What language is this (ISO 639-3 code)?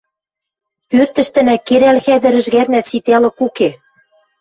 mrj